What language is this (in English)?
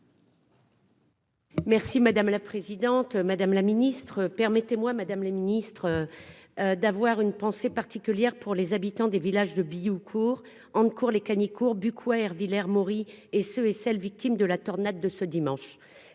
French